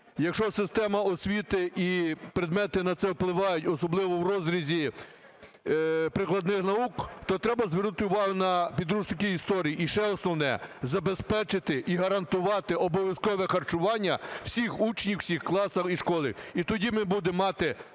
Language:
Ukrainian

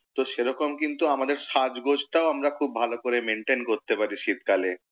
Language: Bangla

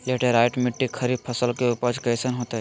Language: Magahi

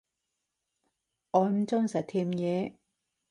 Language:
Cantonese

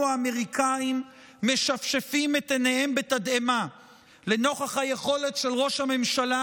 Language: Hebrew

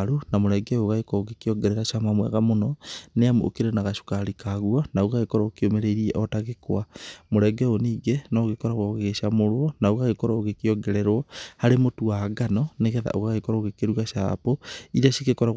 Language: Kikuyu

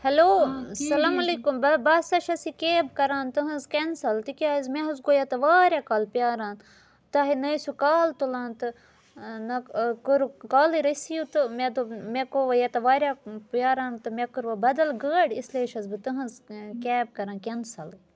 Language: Kashmiri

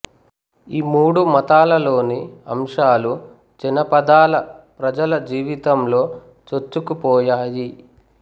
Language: Telugu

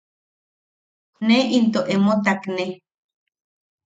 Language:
Yaqui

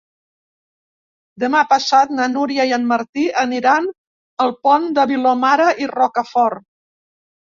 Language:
Catalan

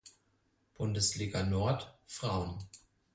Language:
German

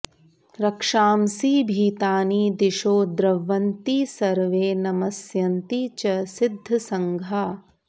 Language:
Sanskrit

